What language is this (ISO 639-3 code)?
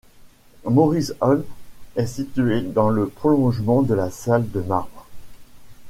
fra